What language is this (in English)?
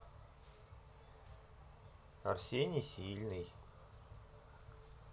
Russian